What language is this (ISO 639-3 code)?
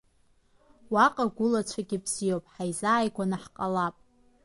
abk